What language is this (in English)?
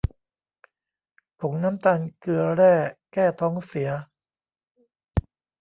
Thai